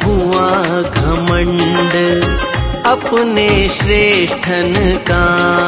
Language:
Hindi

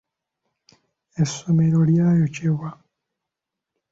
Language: Ganda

